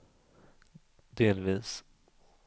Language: Swedish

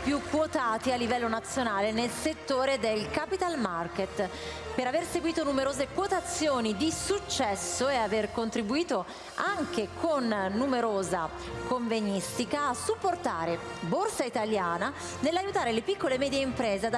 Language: Italian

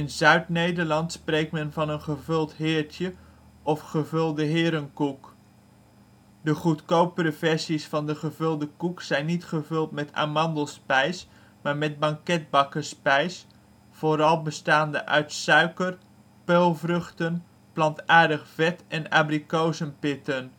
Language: Dutch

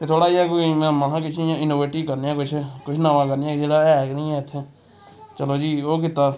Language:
Dogri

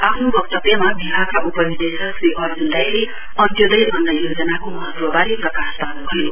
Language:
Nepali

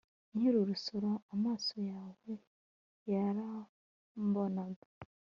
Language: Kinyarwanda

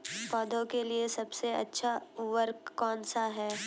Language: Hindi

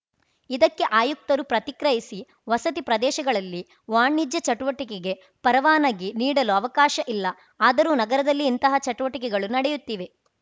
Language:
Kannada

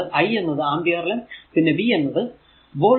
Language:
Malayalam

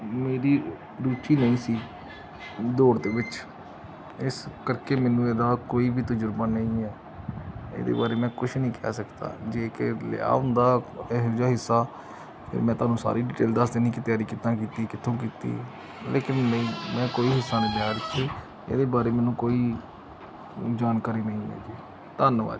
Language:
Punjabi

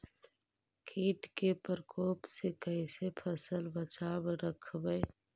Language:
Magahi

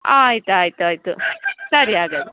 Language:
Kannada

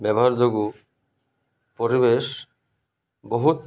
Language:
Odia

